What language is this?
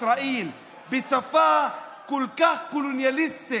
Hebrew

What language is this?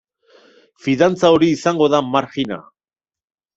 Basque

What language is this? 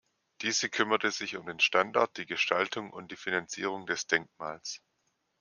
German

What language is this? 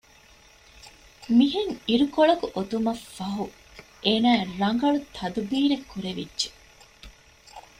Divehi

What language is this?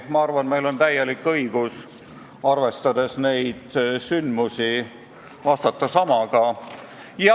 Estonian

